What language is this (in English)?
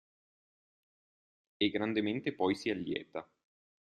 Italian